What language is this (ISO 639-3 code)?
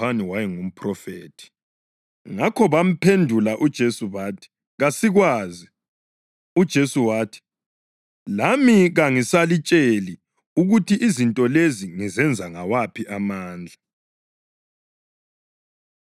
nde